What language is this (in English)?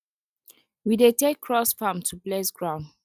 Nigerian Pidgin